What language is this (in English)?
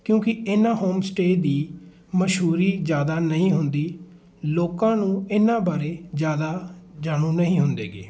Punjabi